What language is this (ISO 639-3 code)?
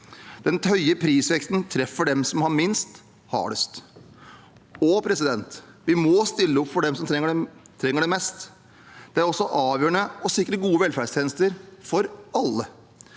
nor